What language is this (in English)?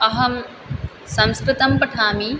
Sanskrit